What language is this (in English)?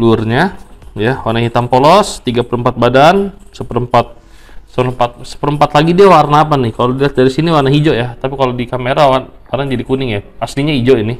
Indonesian